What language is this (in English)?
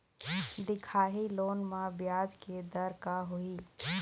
Chhattisgarhi